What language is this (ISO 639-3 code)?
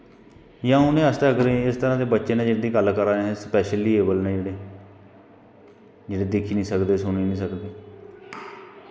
doi